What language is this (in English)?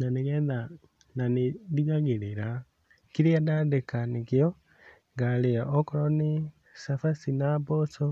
Kikuyu